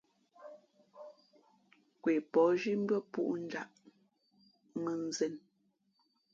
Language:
Fe'fe'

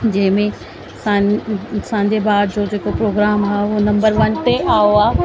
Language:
Sindhi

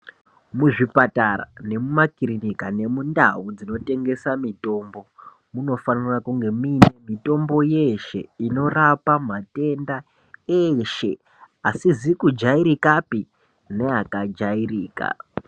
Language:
Ndau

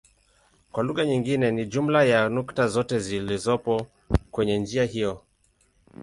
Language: Swahili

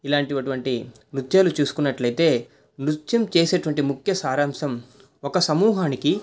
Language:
Telugu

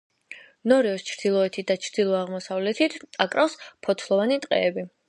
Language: Georgian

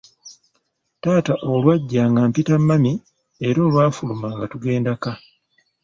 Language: Ganda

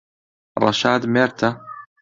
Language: Central Kurdish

